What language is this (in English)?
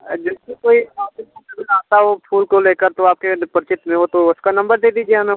Hindi